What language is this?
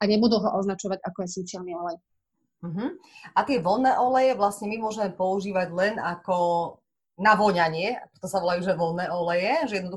Slovak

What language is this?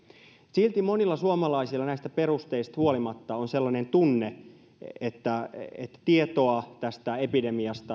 Finnish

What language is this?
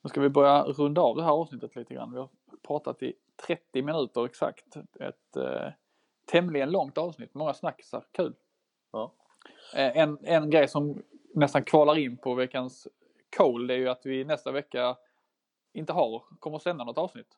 Swedish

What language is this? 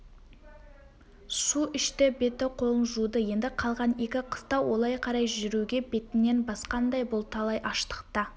Kazakh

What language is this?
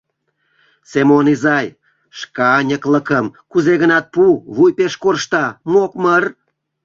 Mari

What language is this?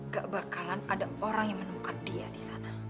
Indonesian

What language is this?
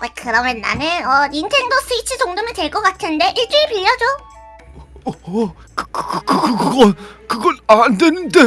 Korean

